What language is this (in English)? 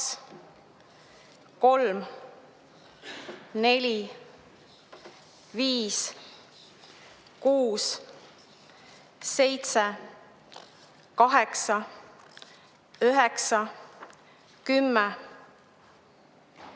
Estonian